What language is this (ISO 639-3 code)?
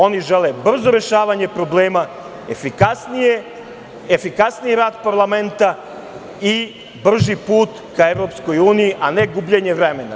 srp